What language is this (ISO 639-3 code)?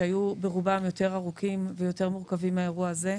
heb